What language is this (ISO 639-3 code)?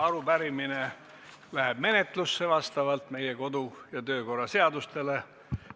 est